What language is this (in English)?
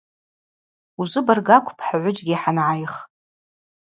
Abaza